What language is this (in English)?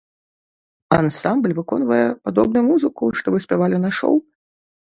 Belarusian